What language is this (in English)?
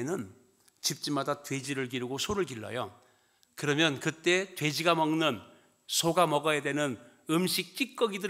Korean